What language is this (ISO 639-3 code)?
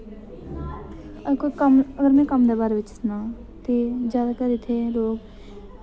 doi